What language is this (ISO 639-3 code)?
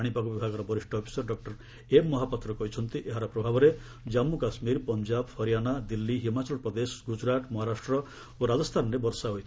ori